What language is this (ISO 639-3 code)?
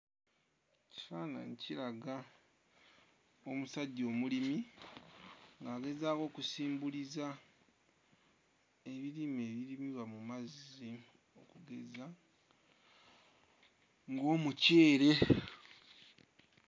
lug